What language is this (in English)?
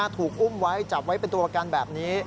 Thai